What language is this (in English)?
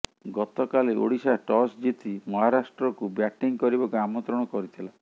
Odia